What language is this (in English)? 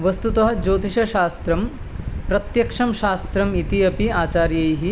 Sanskrit